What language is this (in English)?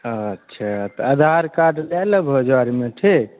Maithili